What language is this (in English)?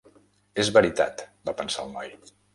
Catalan